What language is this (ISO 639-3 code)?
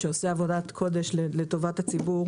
heb